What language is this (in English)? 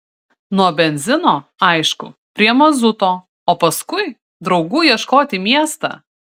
Lithuanian